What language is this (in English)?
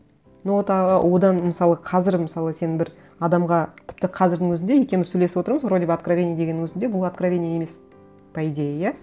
Kazakh